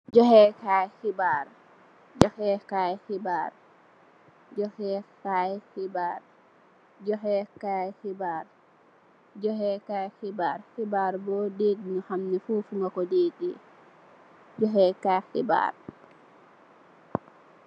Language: Wolof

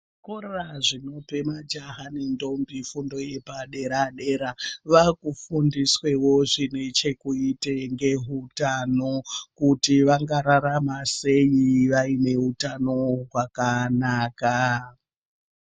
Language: Ndau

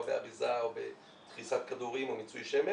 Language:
Hebrew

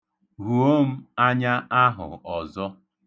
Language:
Igbo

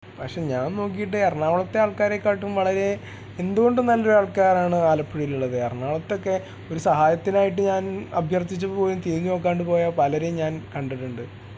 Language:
Malayalam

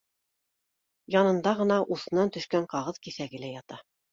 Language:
Bashkir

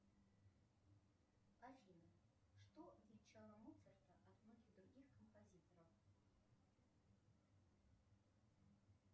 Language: Russian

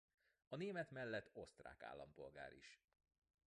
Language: Hungarian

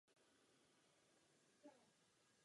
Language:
Czech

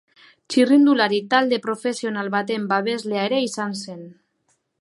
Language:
Basque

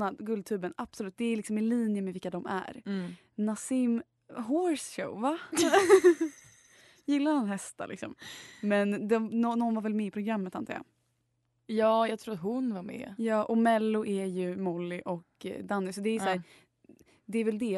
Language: Swedish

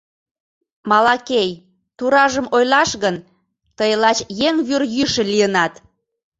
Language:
Mari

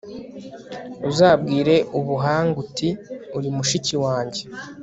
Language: Kinyarwanda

